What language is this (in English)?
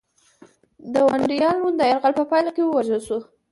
Pashto